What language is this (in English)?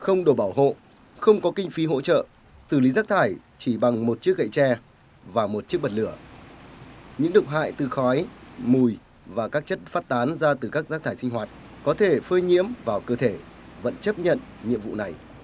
Vietnamese